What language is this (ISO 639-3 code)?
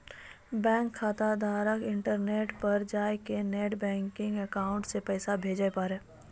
mai